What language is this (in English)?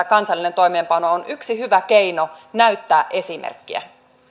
Finnish